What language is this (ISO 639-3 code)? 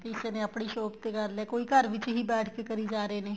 pan